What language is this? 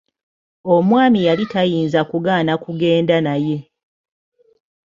Ganda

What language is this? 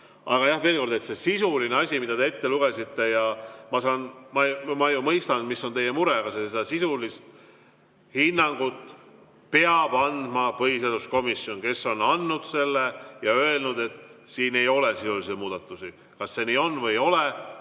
Estonian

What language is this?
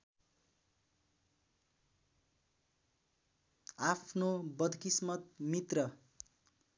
Nepali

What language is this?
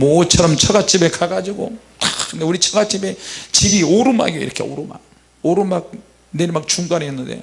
Korean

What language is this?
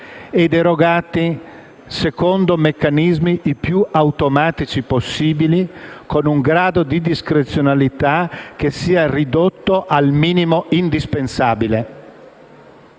Italian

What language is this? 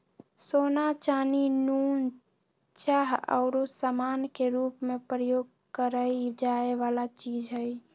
Magahi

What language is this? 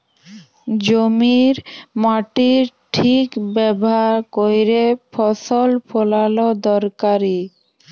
Bangla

